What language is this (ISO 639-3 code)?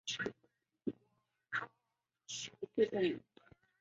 zho